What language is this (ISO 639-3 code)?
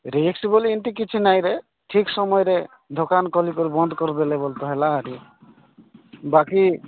ori